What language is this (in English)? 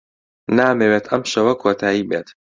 Central Kurdish